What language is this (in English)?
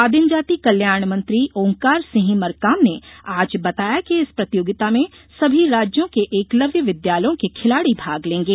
Hindi